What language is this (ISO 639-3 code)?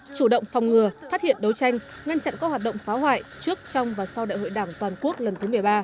vie